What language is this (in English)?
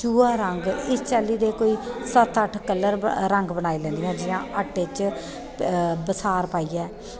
Dogri